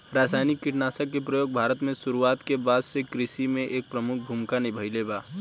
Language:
Bhojpuri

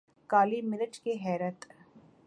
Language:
Urdu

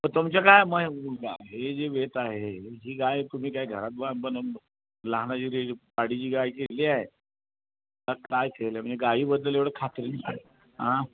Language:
Marathi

